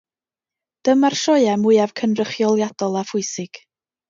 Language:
Welsh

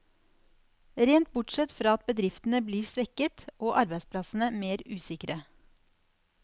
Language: Norwegian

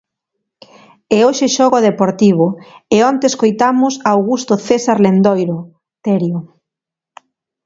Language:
Galician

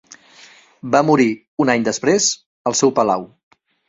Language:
Catalan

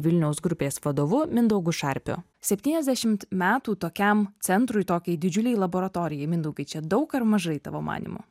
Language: Lithuanian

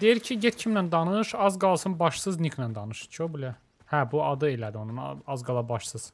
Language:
Turkish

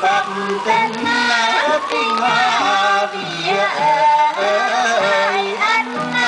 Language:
Indonesian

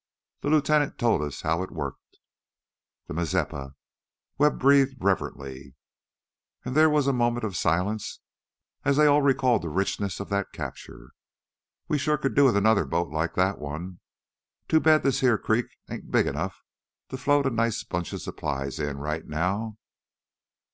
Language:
English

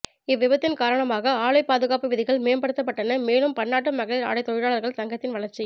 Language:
Tamil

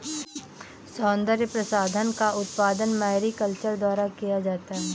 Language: Hindi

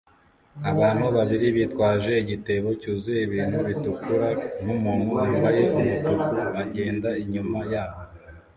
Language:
Kinyarwanda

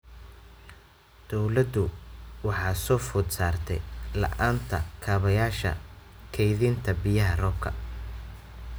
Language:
Somali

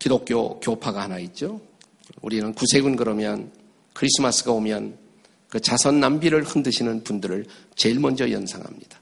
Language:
Korean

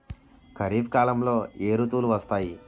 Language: Telugu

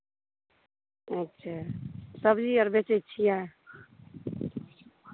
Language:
Maithili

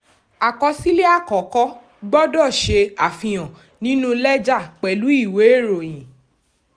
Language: Yoruba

